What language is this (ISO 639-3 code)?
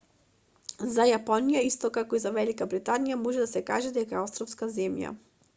mkd